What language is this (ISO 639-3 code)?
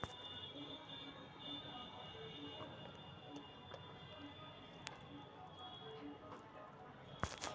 mag